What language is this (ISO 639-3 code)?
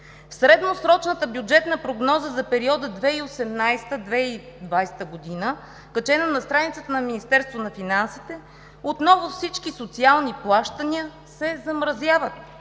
bul